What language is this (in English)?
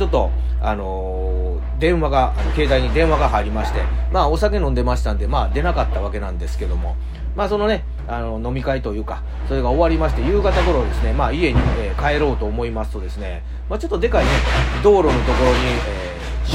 Japanese